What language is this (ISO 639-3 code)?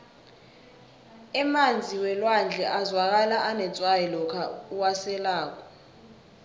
nbl